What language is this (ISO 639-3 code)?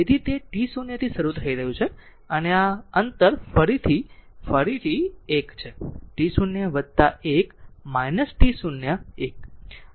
guj